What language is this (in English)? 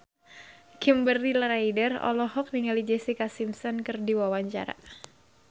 Sundanese